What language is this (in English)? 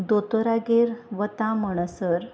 Konkani